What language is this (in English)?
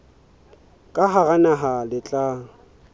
Southern Sotho